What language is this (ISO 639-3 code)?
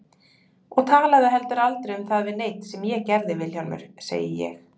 isl